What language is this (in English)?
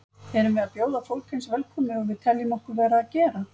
Icelandic